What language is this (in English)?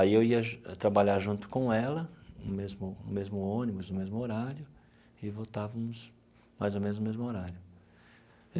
Portuguese